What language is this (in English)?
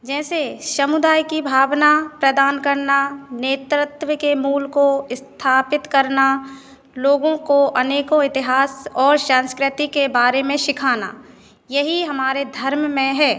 Hindi